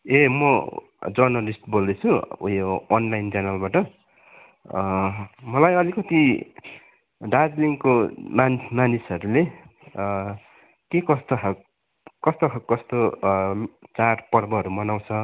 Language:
Nepali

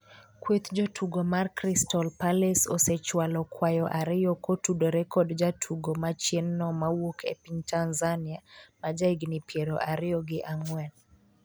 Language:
Luo (Kenya and Tanzania)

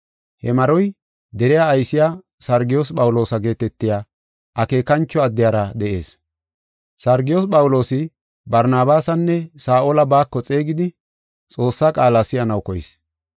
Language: Gofa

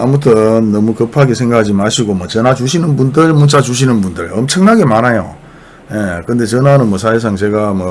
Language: Korean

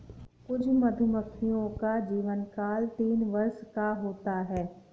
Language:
Hindi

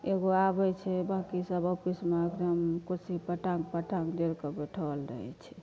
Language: Maithili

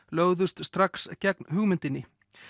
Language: Icelandic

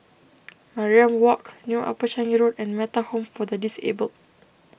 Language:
English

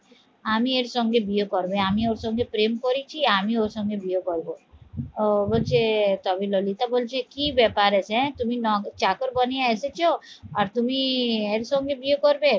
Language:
Bangla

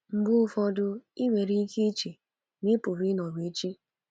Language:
Igbo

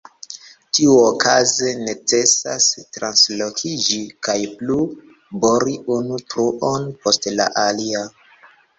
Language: Esperanto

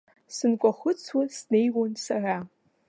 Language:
Abkhazian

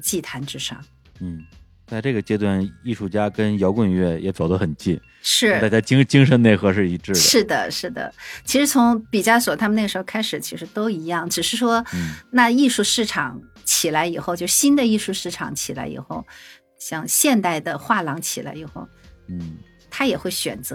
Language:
Chinese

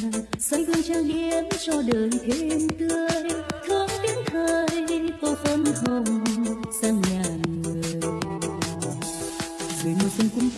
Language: Vietnamese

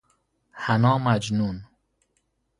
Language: Persian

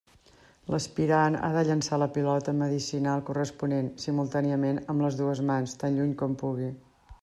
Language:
Catalan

